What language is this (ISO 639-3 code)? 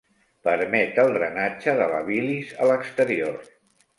cat